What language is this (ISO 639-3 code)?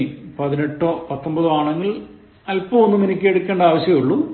mal